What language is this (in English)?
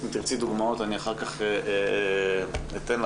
Hebrew